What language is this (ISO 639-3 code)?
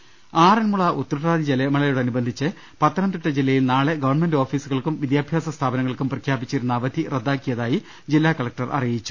mal